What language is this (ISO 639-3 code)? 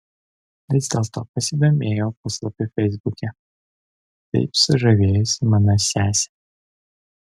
lit